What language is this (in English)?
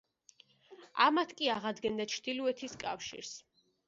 Georgian